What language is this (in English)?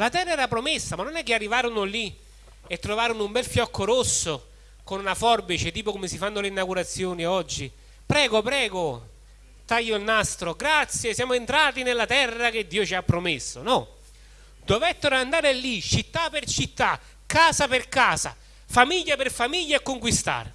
Italian